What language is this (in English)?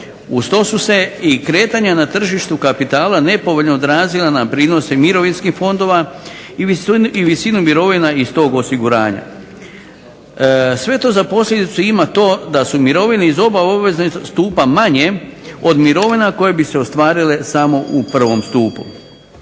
Croatian